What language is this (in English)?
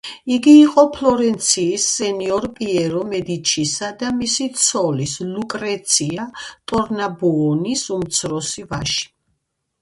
Georgian